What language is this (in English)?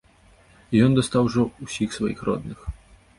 Belarusian